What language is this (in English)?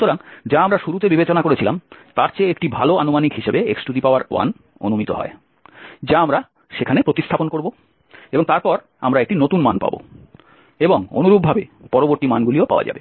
Bangla